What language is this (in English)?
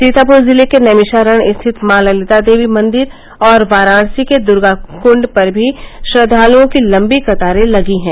Hindi